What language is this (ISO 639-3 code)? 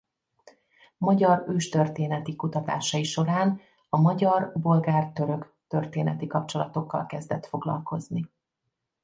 hun